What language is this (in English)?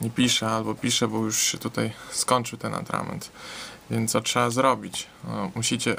Polish